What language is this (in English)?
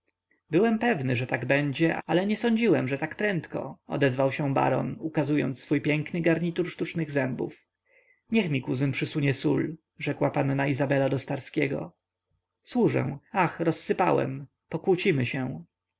Polish